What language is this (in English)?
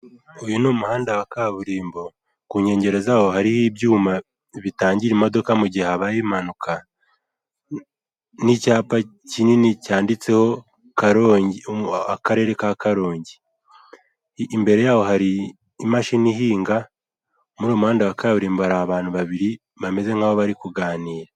Kinyarwanda